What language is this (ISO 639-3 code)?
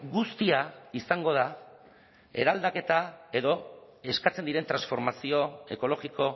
eus